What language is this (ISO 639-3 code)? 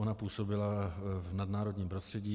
ces